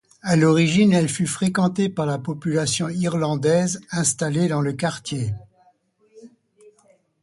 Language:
French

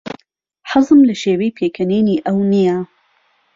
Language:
Central Kurdish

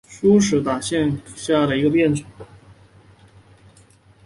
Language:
Chinese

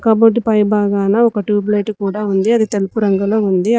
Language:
Telugu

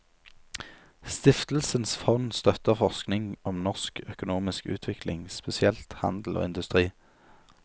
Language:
Norwegian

